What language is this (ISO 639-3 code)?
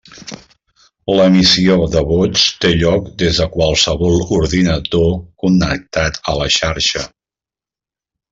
cat